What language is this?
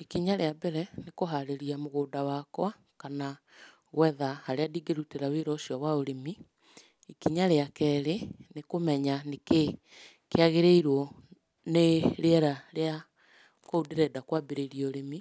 Kikuyu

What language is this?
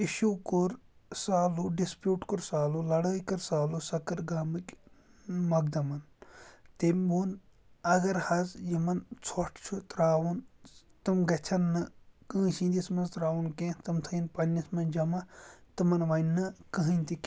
Kashmiri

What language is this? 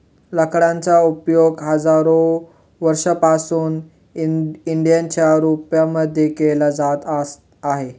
Marathi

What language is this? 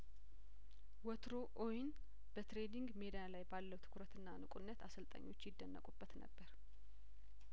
Amharic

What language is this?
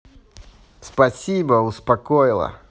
Russian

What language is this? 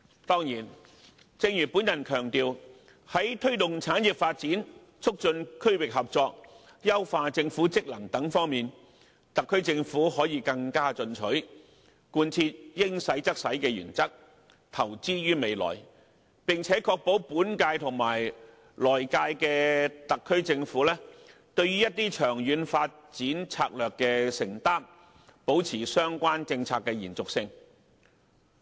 Cantonese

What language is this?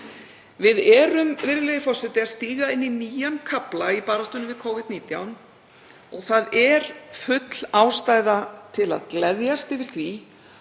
Icelandic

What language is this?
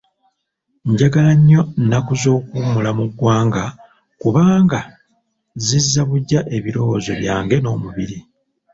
Ganda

